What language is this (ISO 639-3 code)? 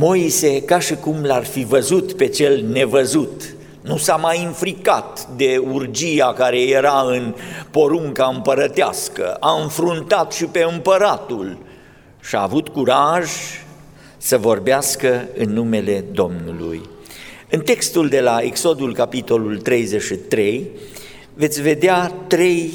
ron